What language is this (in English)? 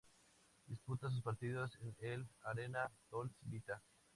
Spanish